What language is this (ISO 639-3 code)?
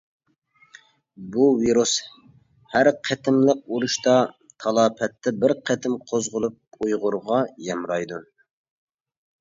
uig